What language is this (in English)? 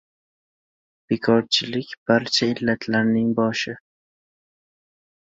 Uzbek